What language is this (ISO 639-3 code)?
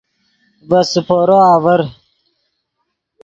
ydg